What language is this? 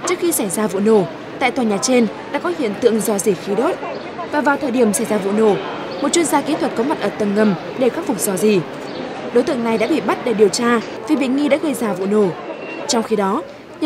Vietnamese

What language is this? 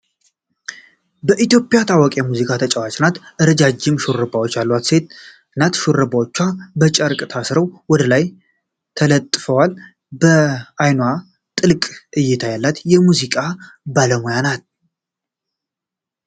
Amharic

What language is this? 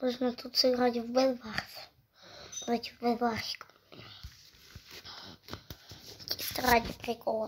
Russian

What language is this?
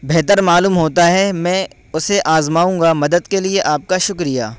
Urdu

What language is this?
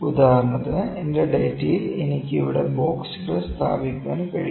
Malayalam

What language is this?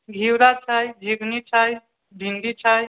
Maithili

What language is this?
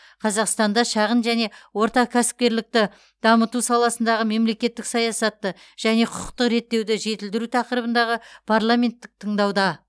Kazakh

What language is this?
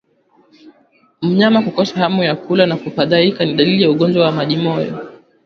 Swahili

